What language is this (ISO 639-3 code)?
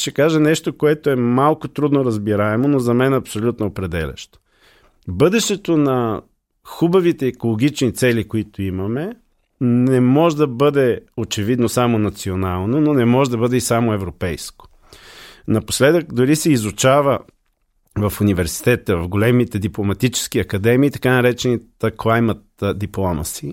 bul